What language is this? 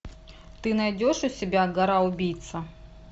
Russian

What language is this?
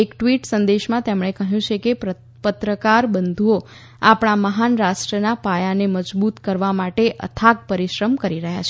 Gujarati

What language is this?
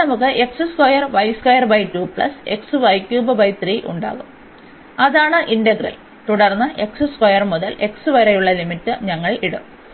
Malayalam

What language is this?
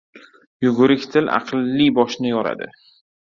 Uzbek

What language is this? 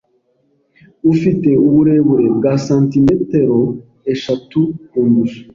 Kinyarwanda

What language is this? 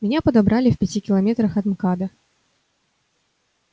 Russian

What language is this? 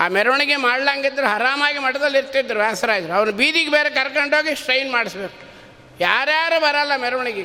Kannada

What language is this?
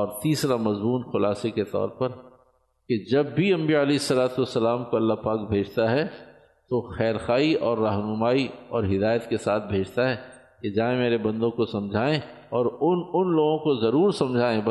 Urdu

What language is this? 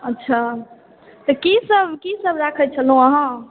Maithili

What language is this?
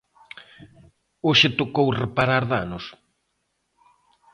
Galician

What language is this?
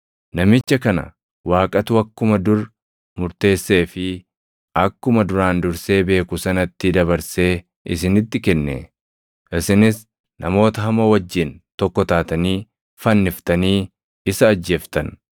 Oromo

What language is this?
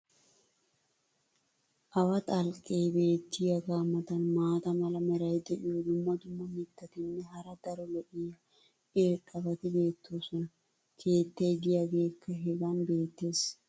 Wolaytta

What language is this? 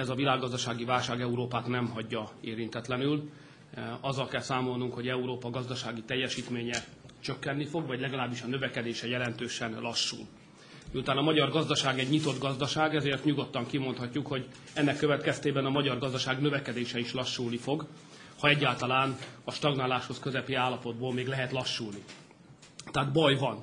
Hungarian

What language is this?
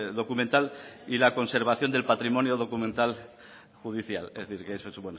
Spanish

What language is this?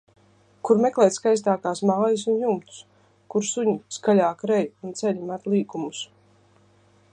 Latvian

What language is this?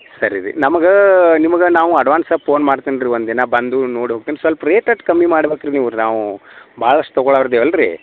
Kannada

